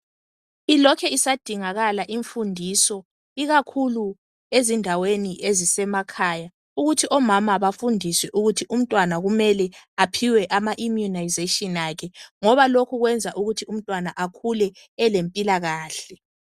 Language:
North Ndebele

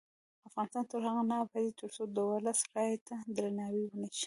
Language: Pashto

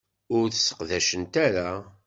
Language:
Kabyle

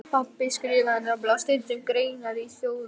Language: Icelandic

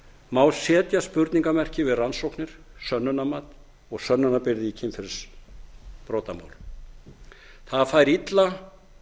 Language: Icelandic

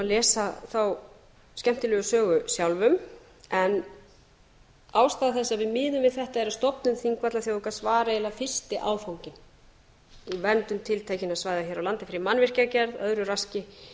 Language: Icelandic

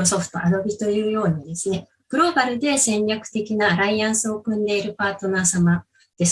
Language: Japanese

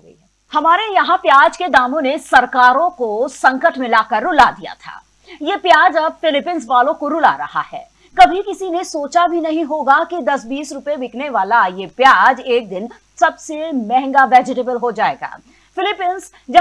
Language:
Hindi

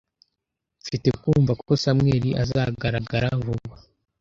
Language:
Kinyarwanda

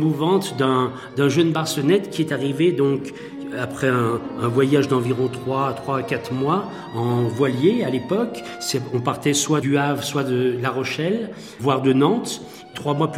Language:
French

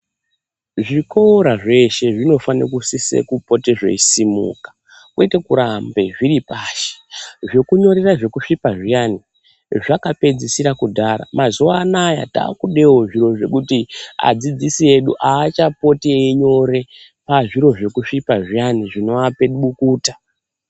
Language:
Ndau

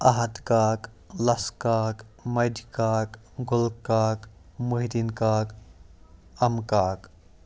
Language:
Kashmiri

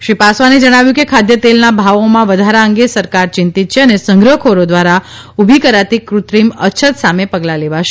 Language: Gujarati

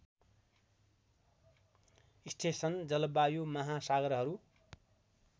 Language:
Nepali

